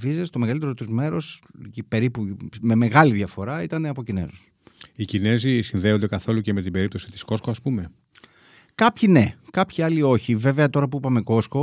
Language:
Greek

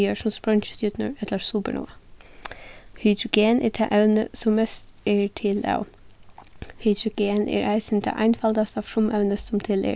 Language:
Faroese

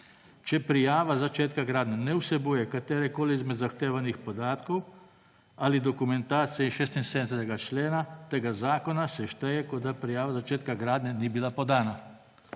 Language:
Slovenian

